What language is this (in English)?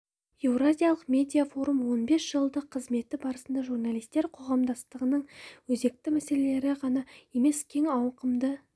Kazakh